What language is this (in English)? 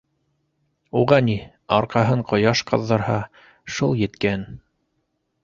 Bashkir